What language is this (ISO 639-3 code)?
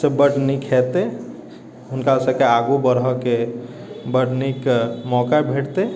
mai